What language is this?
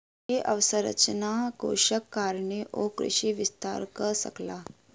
Maithili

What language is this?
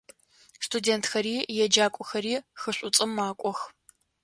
Adyghe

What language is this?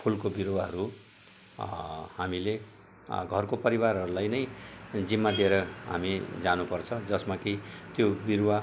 Nepali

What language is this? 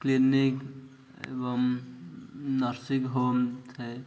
Odia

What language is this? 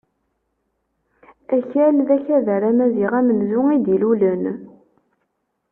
Kabyle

